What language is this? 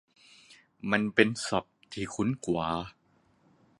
Thai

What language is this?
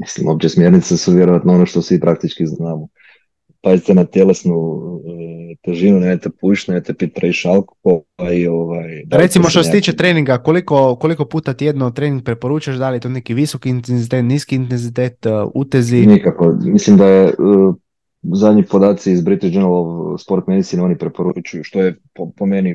Croatian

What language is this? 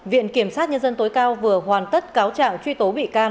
Vietnamese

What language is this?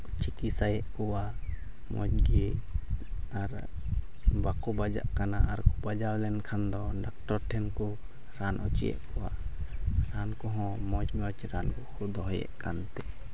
Santali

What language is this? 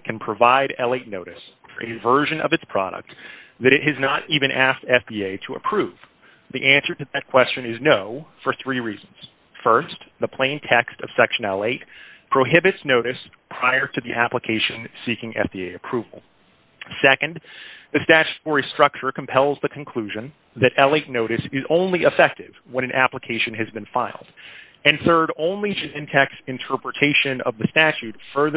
English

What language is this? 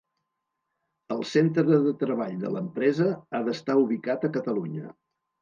Catalan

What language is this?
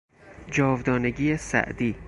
Persian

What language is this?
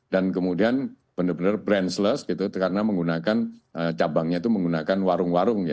Indonesian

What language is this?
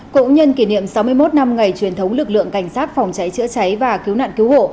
Vietnamese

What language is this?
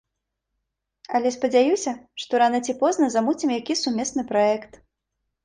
Belarusian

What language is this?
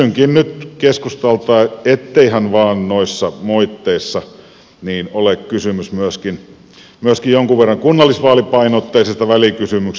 Finnish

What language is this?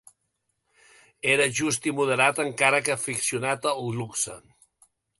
Catalan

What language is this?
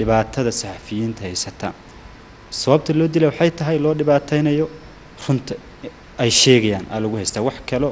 Arabic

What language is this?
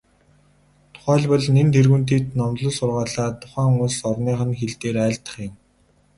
Mongolian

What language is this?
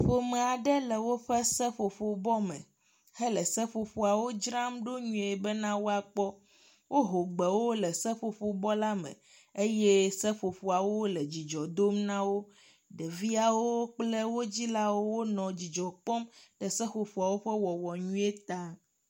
Ewe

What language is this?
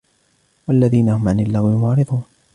Arabic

